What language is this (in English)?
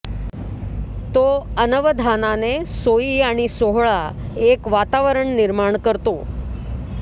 Marathi